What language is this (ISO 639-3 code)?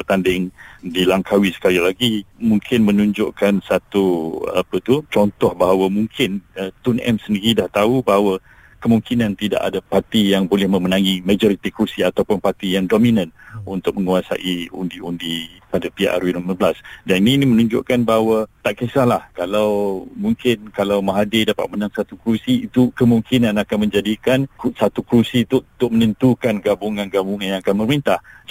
msa